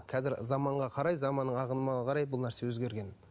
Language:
Kazakh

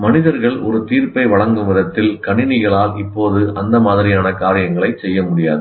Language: Tamil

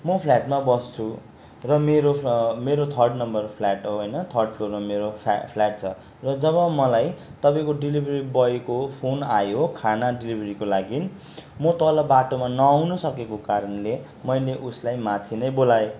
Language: Nepali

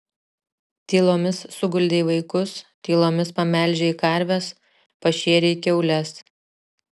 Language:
Lithuanian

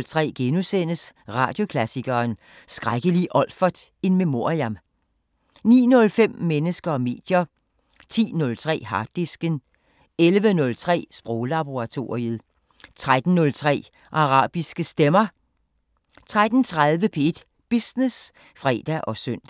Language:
Danish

